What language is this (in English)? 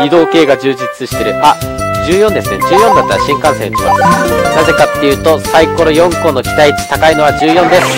Japanese